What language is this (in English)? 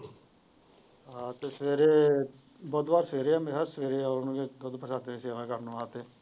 Punjabi